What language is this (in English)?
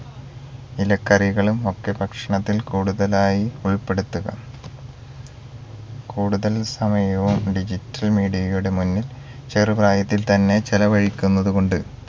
Malayalam